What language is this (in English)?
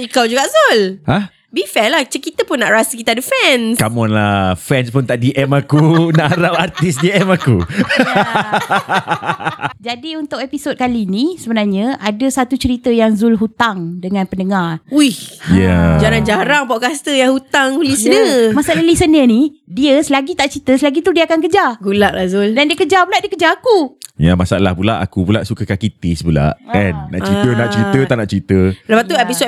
Malay